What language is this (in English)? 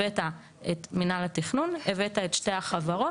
Hebrew